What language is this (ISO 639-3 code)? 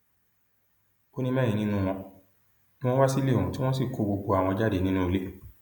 yor